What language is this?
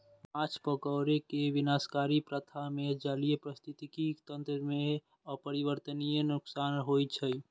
Maithili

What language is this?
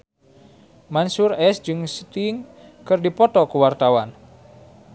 Sundanese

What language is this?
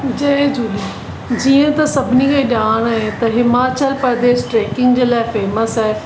Sindhi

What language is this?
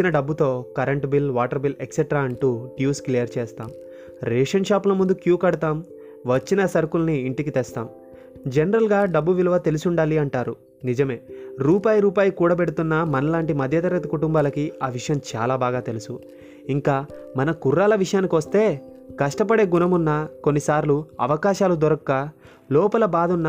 Telugu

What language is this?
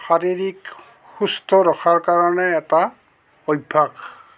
Assamese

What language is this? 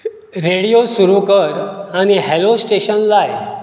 Konkani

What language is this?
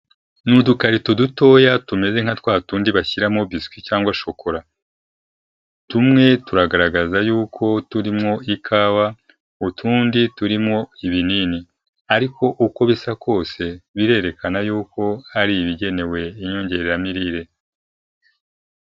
Kinyarwanda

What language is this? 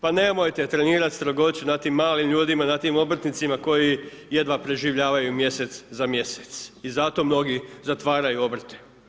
Croatian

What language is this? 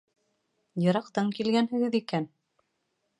Bashkir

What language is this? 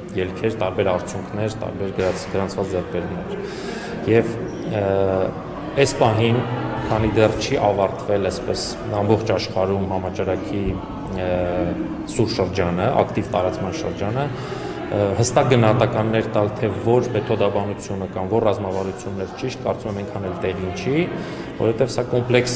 Romanian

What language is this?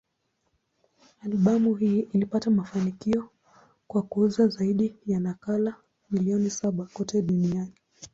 Swahili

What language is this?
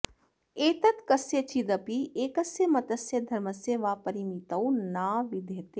Sanskrit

